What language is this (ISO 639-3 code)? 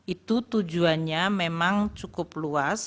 ind